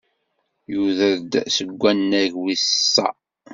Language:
Kabyle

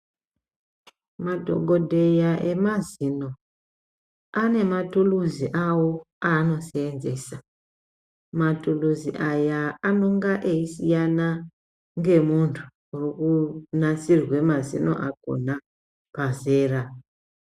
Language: Ndau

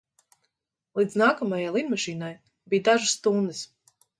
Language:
Latvian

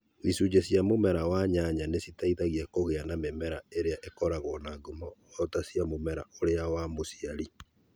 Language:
Kikuyu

